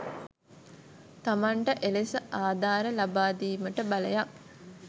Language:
Sinhala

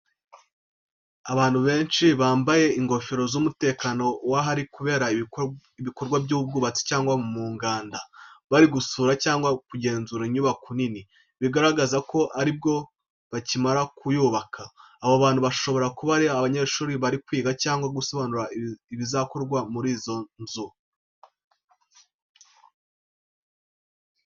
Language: Kinyarwanda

